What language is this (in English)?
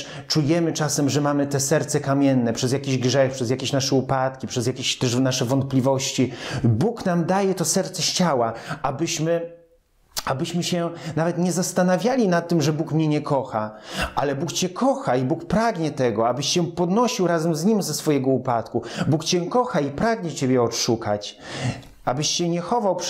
Polish